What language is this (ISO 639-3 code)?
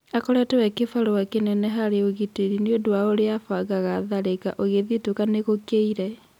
kik